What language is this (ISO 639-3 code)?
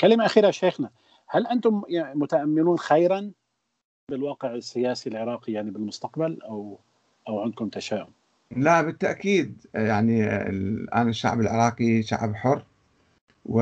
ara